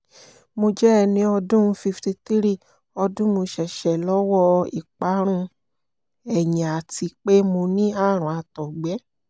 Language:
Yoruba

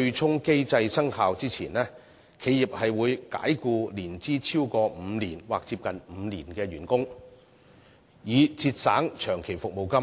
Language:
Cantonese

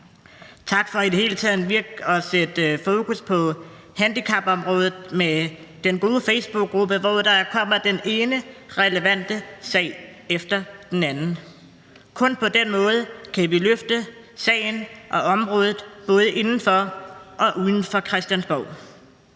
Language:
Danish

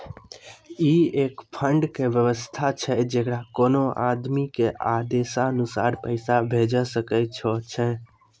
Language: Maithili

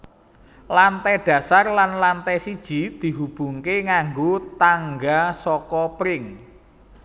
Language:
Javanese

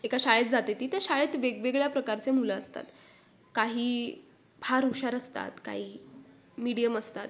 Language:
Marathi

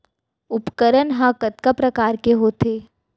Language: Chhattisgarhi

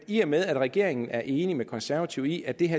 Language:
Danish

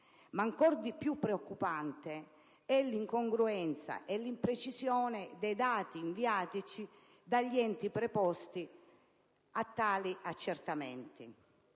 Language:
Italian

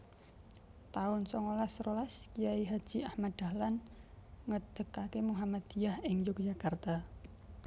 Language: Javanese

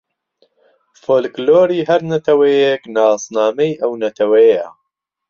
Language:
Central Kurdish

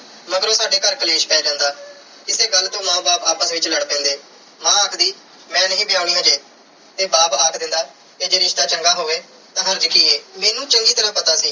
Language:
Punjabi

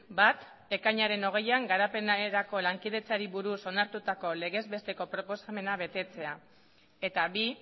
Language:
Basque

